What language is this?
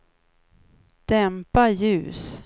Swedish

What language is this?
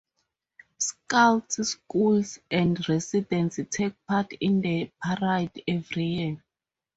English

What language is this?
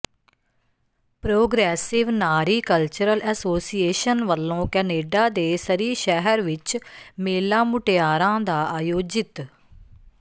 Punjabi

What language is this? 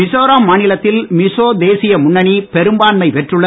Tamil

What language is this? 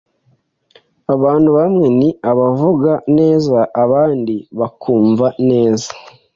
Kinyarwanda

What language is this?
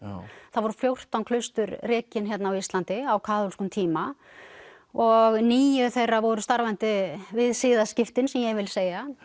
Icelandic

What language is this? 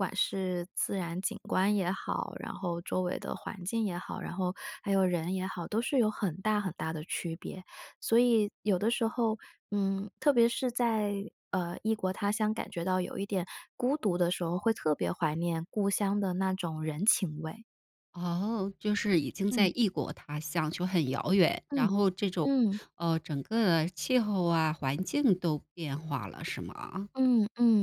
Chinese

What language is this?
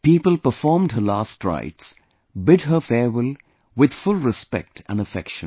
English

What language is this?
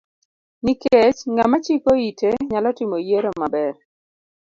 Luo (Kenya and Tanzania)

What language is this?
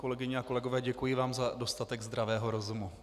Czech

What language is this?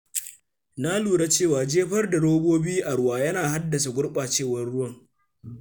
Hausa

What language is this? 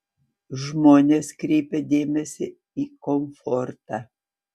Lithuanian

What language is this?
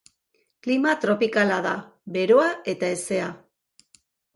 Basque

